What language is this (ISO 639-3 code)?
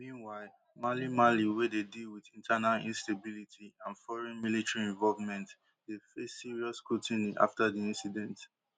pcm